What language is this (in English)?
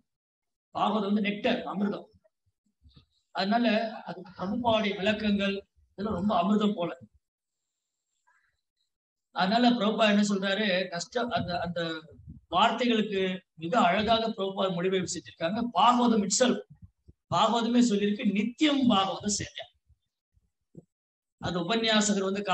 Indonesian